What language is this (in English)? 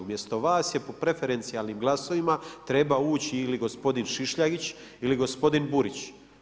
Croatian